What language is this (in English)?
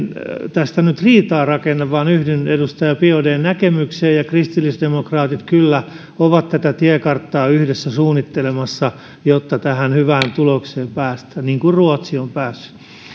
Finnish